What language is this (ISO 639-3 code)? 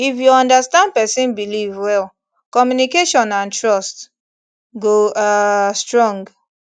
pcm